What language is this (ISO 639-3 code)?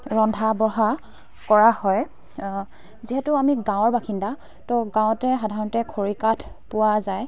asm